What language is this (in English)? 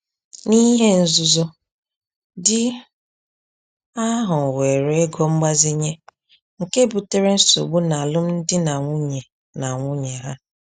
Igbo